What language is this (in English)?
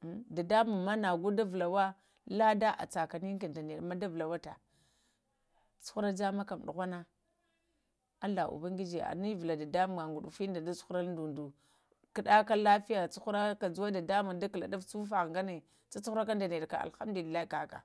Lamang